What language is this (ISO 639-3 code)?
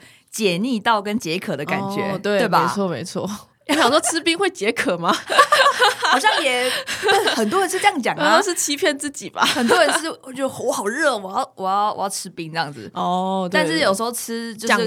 zho